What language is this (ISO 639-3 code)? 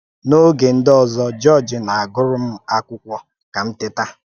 ibo